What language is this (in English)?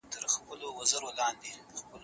Pashto